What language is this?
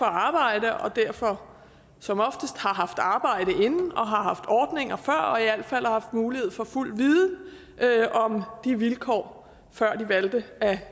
Danish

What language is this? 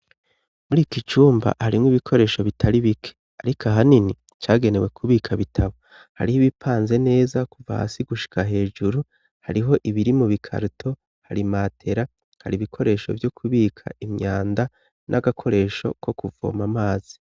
Rundi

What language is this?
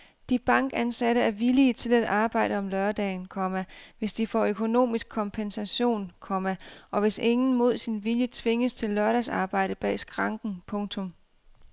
Danish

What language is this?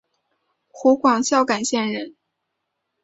Chinese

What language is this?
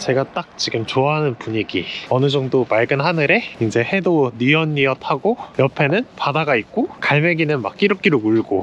Korean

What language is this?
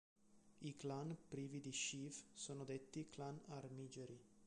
Italian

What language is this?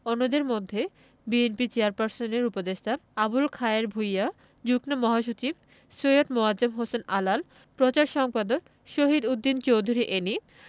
Bangla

